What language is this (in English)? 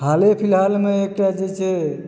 Maithili